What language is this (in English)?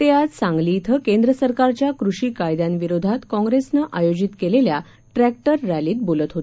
Marathi